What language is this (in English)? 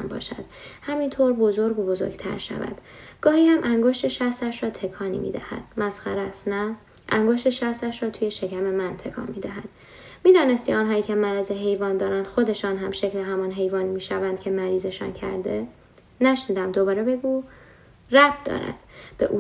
Persian